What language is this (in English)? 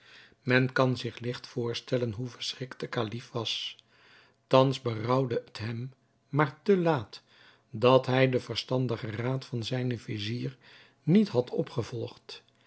Dutch